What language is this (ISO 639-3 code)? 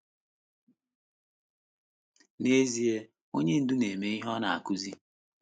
ibo